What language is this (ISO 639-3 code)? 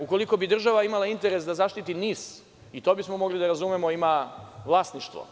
srp